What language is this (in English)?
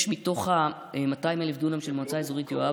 Hebrew